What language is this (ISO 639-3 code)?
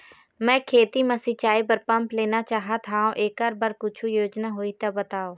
hne